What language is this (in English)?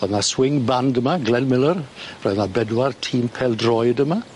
Welsh